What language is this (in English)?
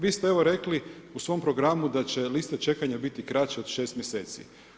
Croatian